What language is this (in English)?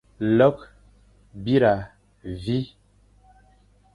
Fang